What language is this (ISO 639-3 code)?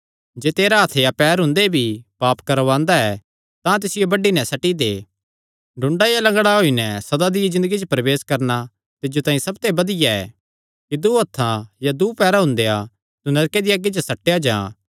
xnr